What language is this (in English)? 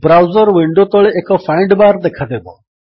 Odia